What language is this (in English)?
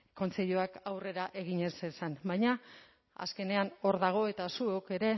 Basque